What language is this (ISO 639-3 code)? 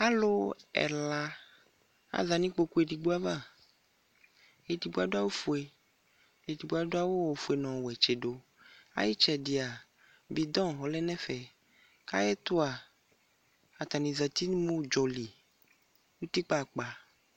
kpo